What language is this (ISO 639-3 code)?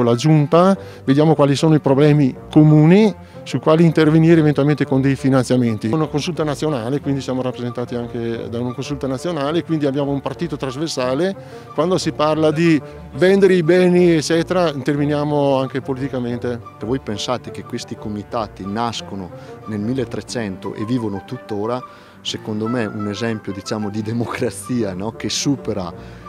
ita